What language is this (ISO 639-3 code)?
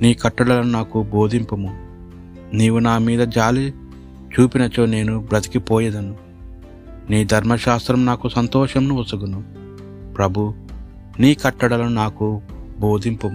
tel